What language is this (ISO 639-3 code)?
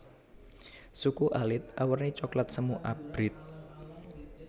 jav